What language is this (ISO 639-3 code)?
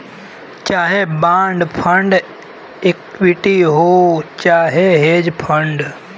bho